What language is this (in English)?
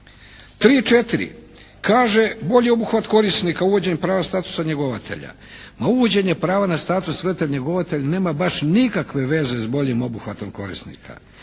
Croatian